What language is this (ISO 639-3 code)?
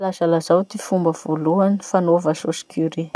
msh